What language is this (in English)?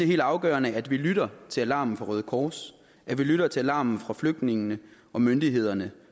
Danish